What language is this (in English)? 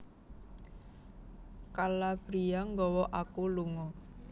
Javanese